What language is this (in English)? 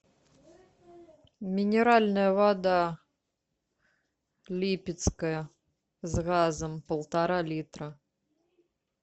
Russian